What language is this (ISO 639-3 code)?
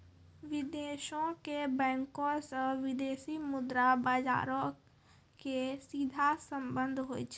mai